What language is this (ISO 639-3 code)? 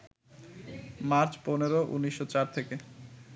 ben